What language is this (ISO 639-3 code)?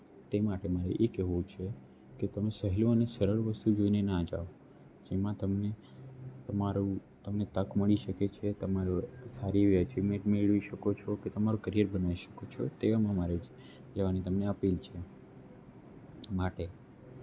guj